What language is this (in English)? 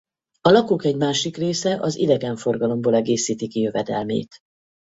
Hungarian